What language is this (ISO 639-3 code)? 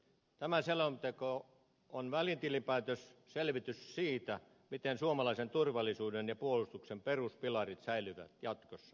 fin